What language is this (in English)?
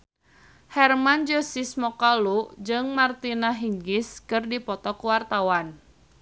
Sundanese